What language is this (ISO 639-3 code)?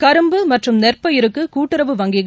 tam